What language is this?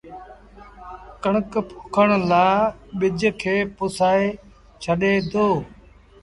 Sindhi Bhil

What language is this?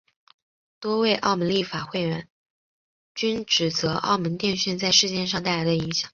Chinese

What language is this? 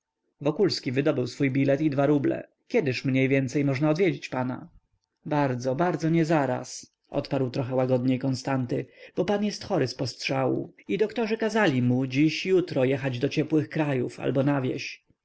Polish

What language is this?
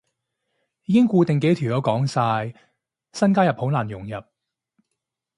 Cantonese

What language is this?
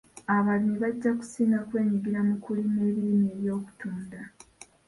Ganda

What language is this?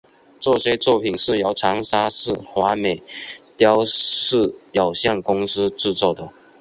Chinese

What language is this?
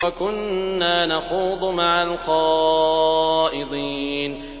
Arabic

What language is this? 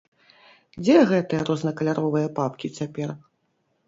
Belarusian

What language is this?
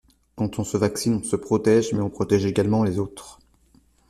French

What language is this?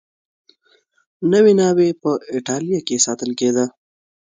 Pashto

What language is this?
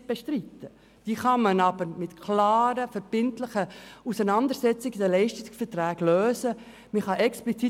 Swiss German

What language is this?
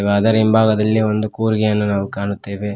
Kannada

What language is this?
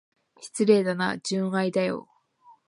Japanese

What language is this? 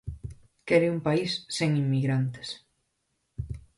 Galician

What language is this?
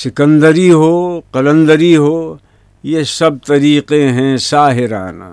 Urdu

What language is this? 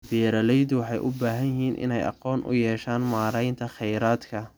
Somali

